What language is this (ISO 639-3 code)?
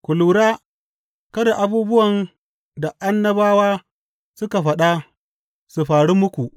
hau